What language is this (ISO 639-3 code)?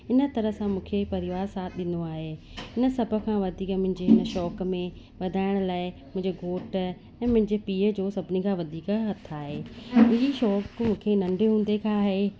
snd